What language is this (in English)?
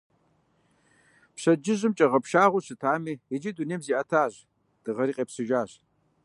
Kabardian